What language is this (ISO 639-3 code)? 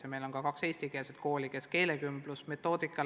est